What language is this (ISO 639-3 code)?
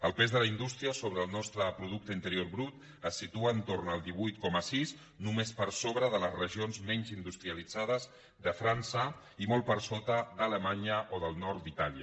cat